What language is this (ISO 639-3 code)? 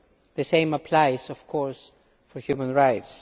eng